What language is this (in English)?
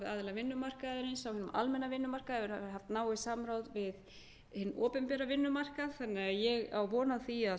Icelandic